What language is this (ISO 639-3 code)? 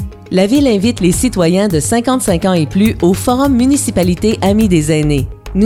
fra